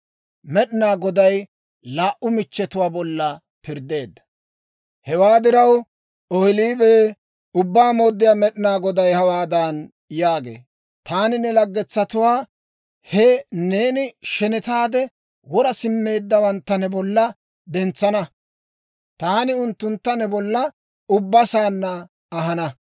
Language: Dawro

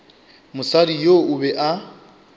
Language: Northern Sotho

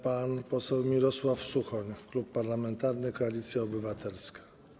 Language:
Polish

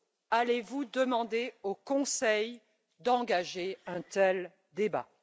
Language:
French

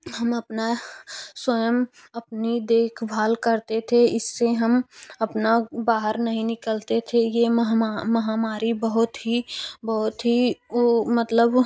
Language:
Hindi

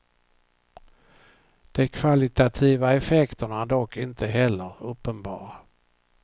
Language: Swedish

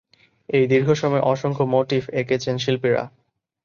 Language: Bangla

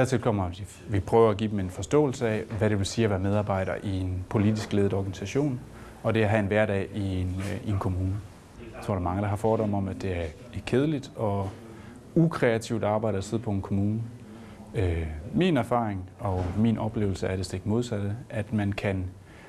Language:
Danish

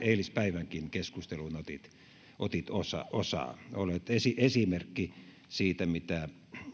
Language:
Finnish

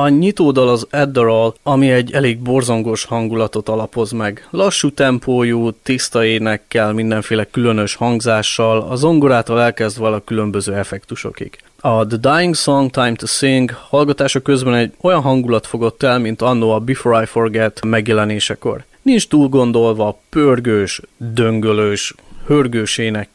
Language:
Hungarian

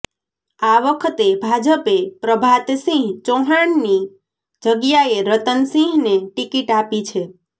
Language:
Gujarati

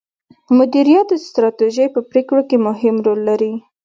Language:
Pashto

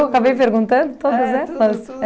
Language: Portuguese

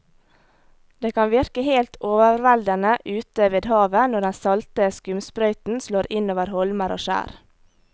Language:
Norwegian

